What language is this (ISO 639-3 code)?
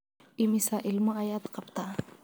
som